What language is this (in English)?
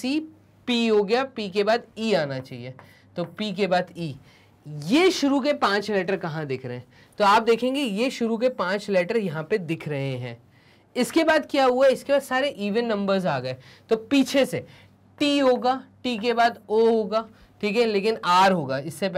Hindi